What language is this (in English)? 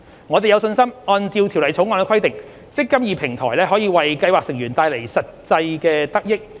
Cantonese